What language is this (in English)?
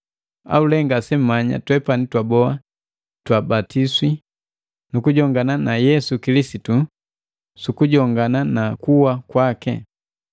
Matengo